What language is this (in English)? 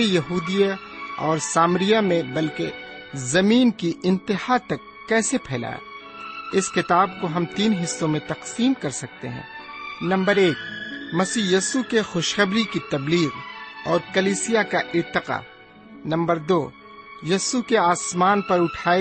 Urdu